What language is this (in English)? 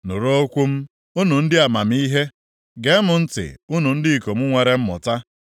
Igbo